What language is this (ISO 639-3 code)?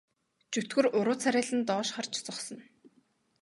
mon